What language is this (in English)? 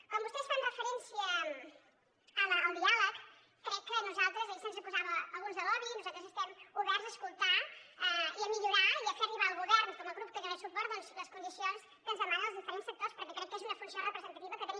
Catalan